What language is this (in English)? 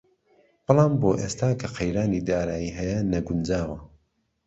Central Kurdish